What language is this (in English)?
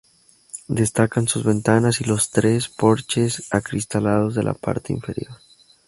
Spanish